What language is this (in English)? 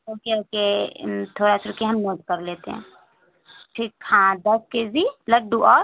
Urdu